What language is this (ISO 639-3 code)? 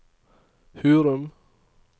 nor